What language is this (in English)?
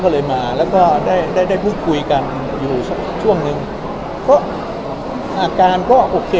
Thai